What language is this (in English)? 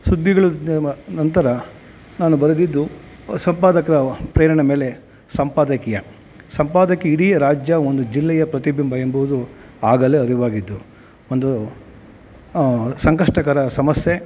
Kannada